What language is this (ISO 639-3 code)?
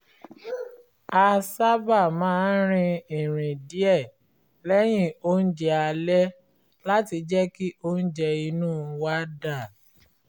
yor